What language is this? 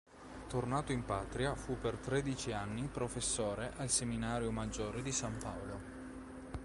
Italian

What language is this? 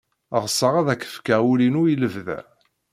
Kabyle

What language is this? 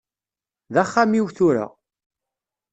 Kabyle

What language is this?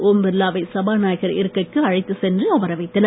Tamil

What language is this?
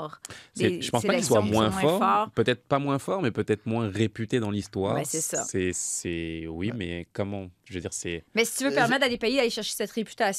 French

